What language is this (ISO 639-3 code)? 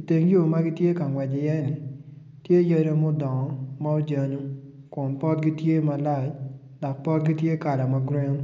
ach